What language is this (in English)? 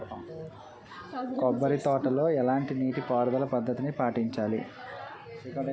Telugu